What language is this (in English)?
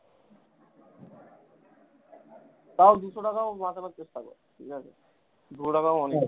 Bangla